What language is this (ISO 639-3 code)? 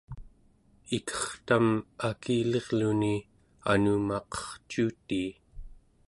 esu